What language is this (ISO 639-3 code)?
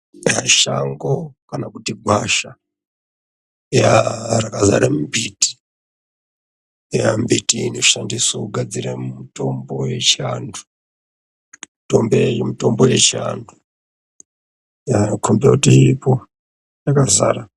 ndc